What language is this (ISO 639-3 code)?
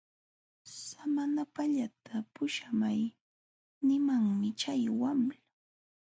qxw